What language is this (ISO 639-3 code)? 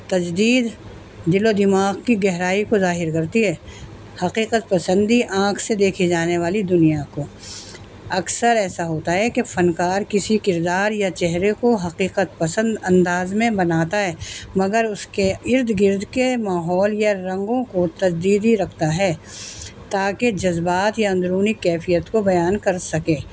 urd